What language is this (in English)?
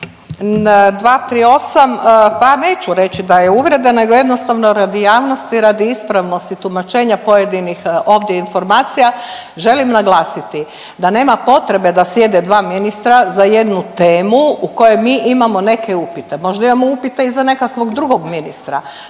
Croatian